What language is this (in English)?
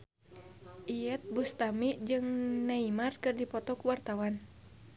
Sundanese